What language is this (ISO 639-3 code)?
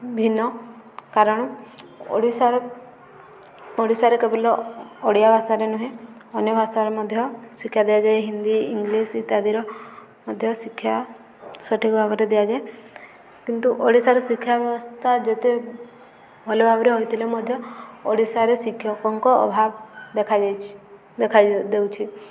ori